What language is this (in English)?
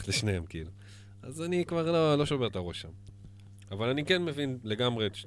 Hebrew